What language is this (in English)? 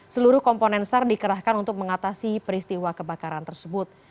Indonesian